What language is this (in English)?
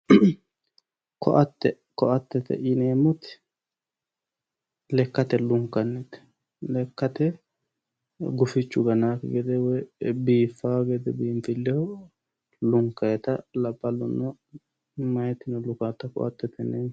Sidamo